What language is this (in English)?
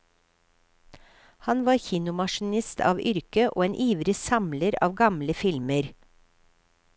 Norwegian